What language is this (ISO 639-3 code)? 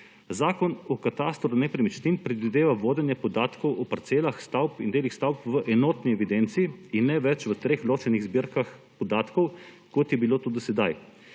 slv